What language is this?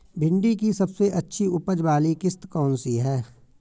Hindi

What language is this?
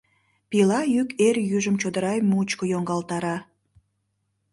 Mari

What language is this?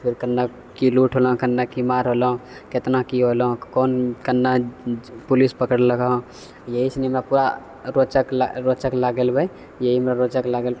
Maithili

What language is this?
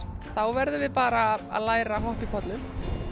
Icelandic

